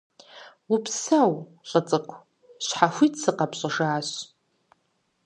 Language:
Kabardian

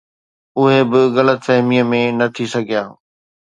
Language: Sindhi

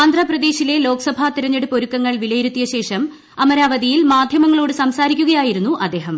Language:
Malayalam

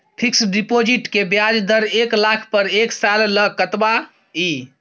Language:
Maithili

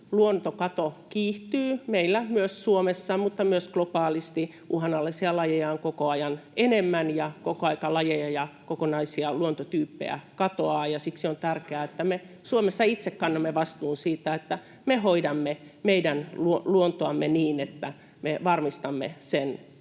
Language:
Finnish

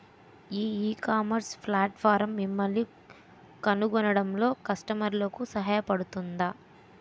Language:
Telugu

